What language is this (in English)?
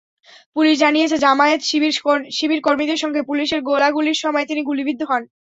Bangla